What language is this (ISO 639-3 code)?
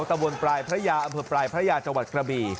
tha